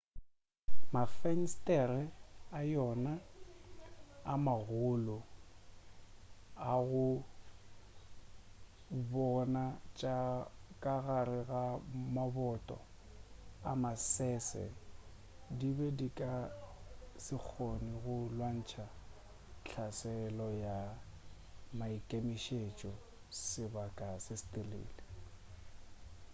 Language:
Northern Sotho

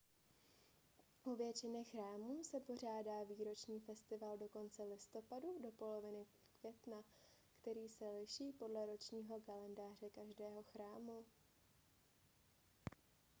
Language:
Czech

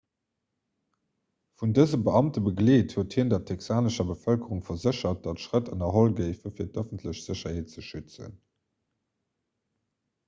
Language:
Luxembourgish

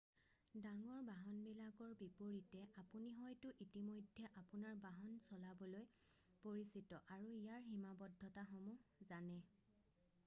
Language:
Assamese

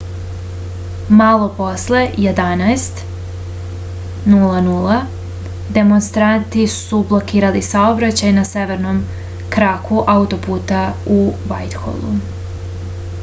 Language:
Serbian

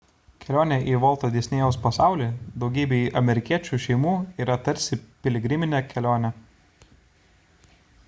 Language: Lithuanian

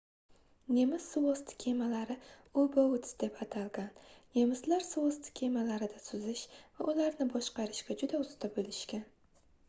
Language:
Uzbek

